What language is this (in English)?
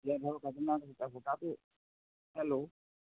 Assamese